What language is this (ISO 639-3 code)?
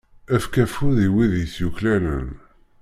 kab